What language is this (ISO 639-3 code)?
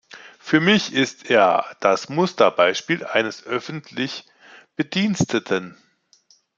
deu